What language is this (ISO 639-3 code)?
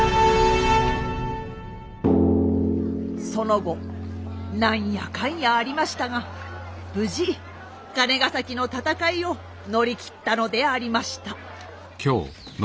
jpn